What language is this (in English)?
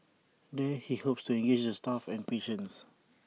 English